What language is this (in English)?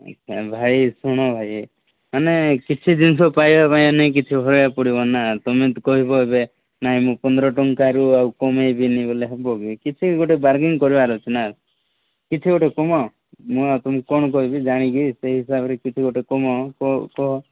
Odia